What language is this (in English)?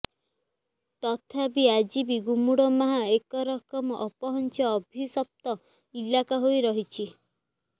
Odia